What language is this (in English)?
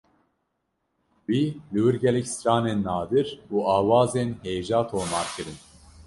Kurdish